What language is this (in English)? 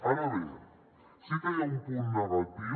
Catalan